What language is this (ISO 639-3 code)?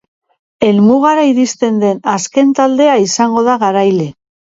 eus